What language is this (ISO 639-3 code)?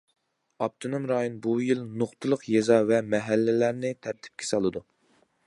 uig